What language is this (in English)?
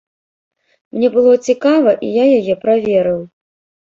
Belarusian